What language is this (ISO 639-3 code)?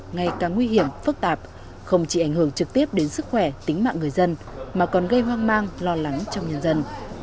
vie